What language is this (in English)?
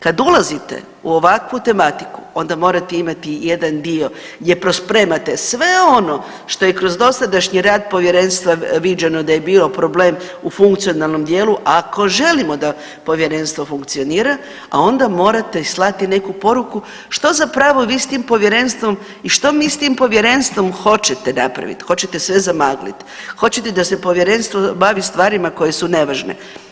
Croatian